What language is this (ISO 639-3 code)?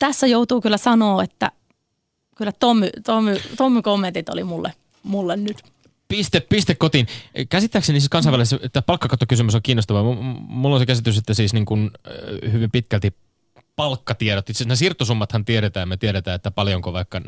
fin